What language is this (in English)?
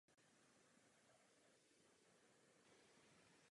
Czech